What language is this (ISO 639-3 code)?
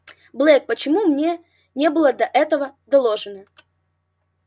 rus